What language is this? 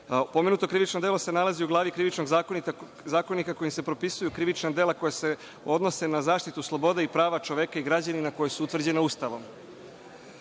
Serbian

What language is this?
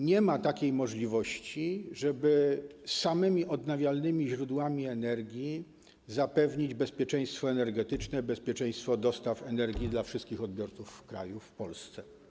Polish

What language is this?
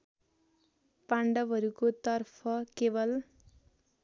Nepali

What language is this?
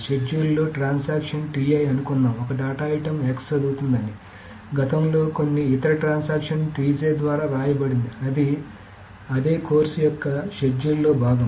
Telugu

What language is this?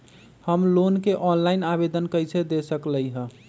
Magahi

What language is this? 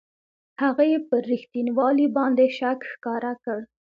Pashto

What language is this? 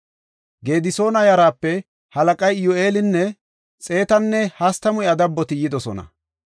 Gofa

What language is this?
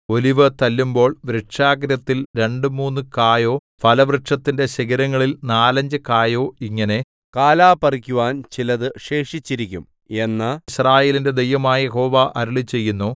Malayalam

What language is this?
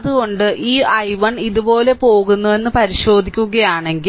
Malayalam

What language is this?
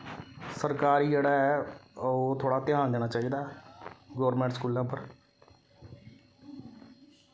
Dogri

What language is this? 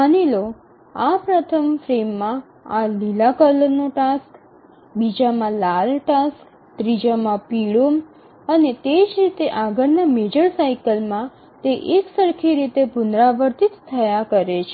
Gujarati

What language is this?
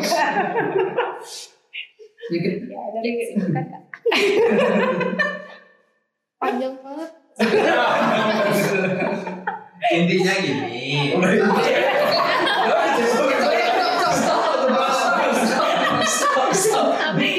Indonesian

